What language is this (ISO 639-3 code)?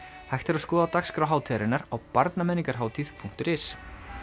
isl